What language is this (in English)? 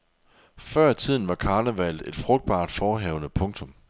Danish